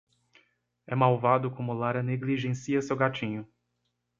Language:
Portuguese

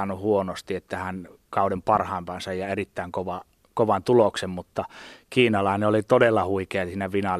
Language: Finnish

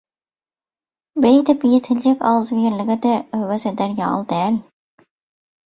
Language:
Turkmen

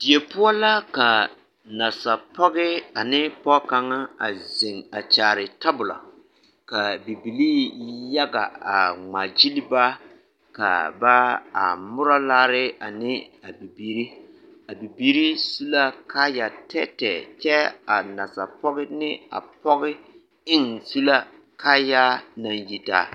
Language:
Southern Dagaare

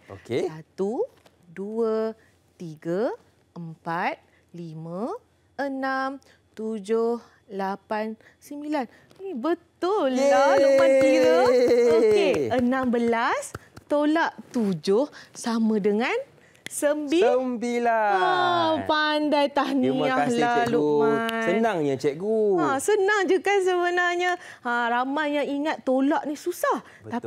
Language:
Malay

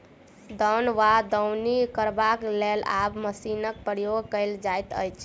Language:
Maithili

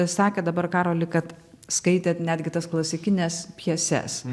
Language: Lithuanian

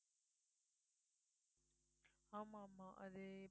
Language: Tamil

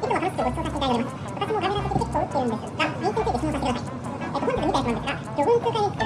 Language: Japanese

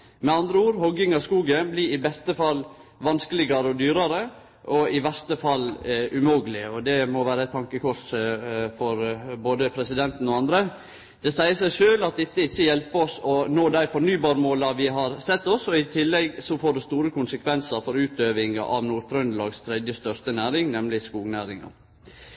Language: Norwegian Nynorsk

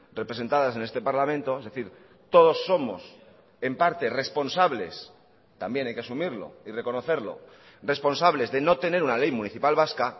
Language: Spanish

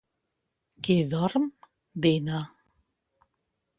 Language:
Catalan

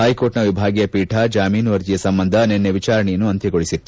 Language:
Kannada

